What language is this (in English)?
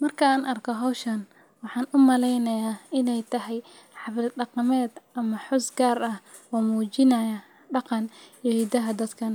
Somali